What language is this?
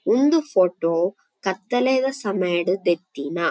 Tulu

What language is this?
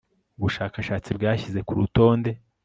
Kinyarwanda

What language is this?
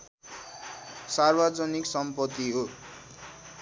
Nepali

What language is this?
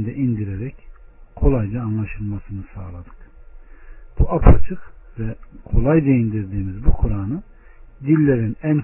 Turkish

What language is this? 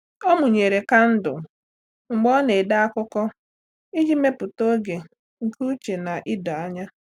Igbo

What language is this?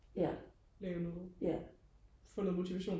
Danish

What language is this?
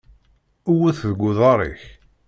Kabyle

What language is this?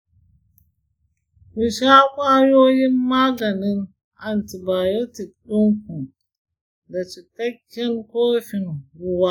Hausa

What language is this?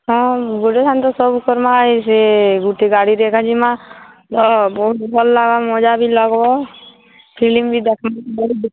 Odia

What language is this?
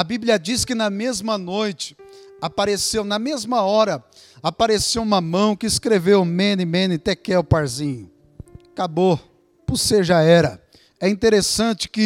Portuguese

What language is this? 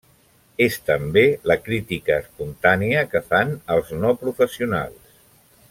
Catalan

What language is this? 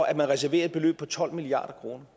Danish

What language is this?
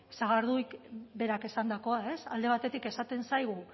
Basque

